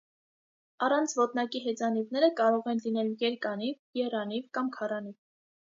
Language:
Armenian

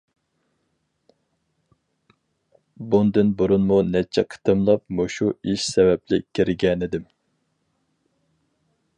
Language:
Uyghur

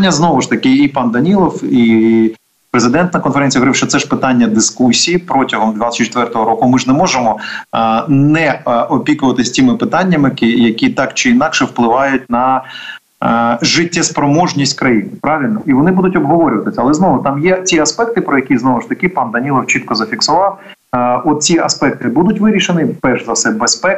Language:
Ukrainian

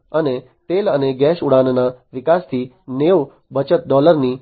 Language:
Gujarati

